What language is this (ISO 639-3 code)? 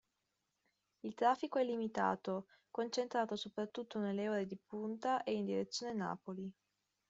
ita